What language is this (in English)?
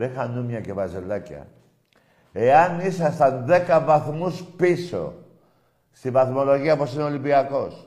Greek